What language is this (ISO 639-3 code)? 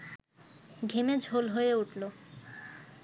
ben